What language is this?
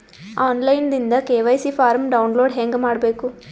Kannada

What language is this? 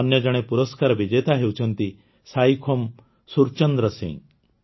Odia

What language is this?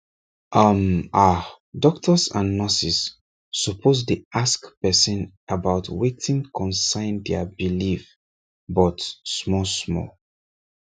Nigerian Pidgin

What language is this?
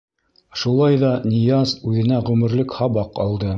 Bashkir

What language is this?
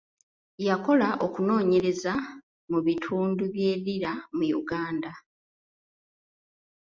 Ganda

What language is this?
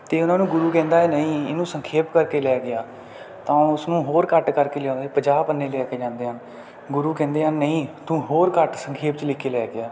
Punjabi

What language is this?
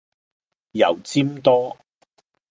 Cantonese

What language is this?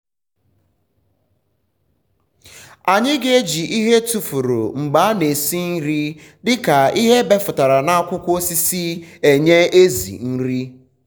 Igbo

